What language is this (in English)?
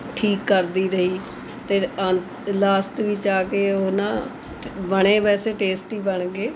Punjabi